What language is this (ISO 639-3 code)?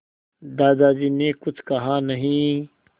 hin